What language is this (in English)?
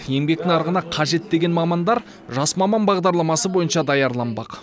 Kazakh